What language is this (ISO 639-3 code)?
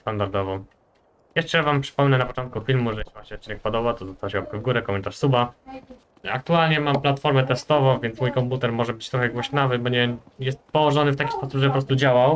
pol